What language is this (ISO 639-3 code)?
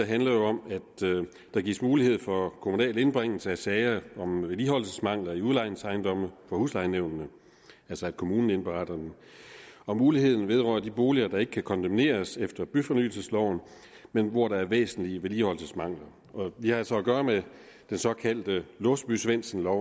dan